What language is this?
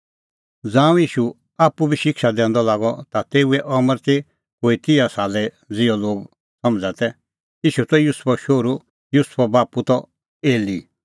Kullu Pahari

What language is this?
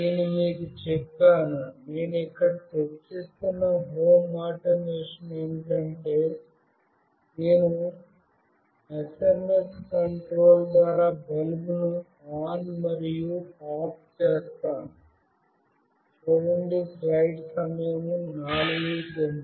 Telugu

